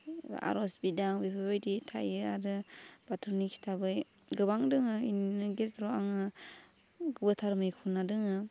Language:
Bodo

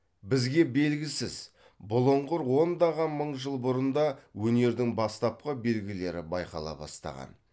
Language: Kazakh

